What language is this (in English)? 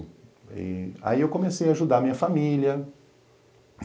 Portuguese